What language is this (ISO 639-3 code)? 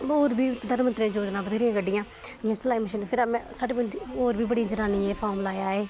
doi